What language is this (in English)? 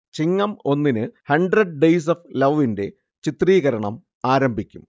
Malayalam